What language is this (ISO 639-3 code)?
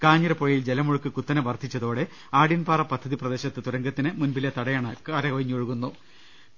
mal